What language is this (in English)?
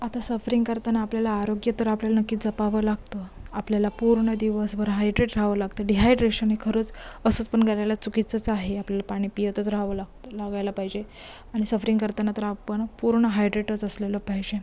Marathi